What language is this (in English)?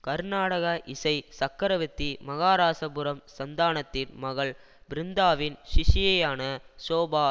Tamil